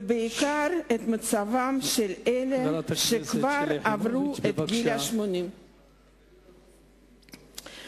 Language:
Hebrew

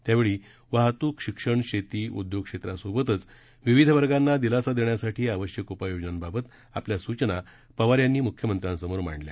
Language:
Marathi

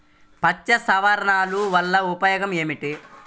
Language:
Telugu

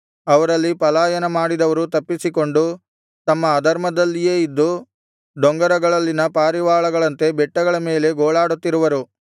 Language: Kannada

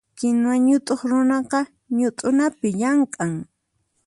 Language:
Puno Quechua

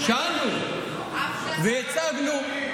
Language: Hebrew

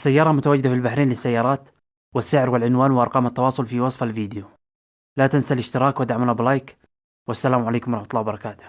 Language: Arabic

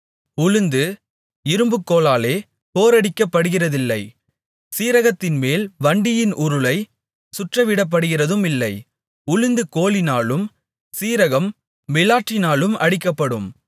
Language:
Tamil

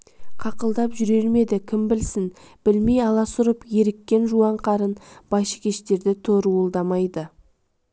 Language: Kazakh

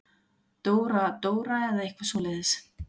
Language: Icelandic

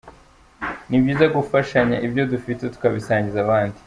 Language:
Kinyarwanda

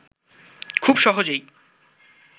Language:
Bangla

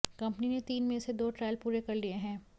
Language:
Hindi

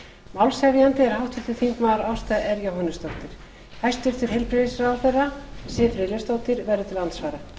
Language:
Icelandic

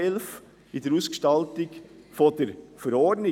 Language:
Swiss German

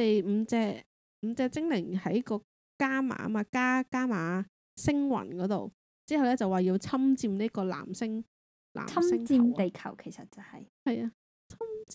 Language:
Chinese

